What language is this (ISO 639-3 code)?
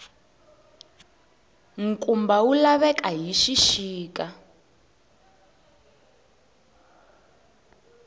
tso